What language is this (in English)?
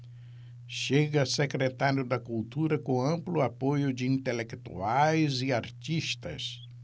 Portuguese